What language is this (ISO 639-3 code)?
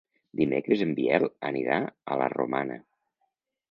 cat